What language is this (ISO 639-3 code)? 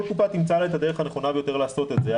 heb